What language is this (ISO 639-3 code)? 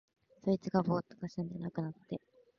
jpn